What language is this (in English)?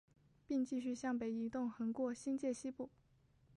Chinese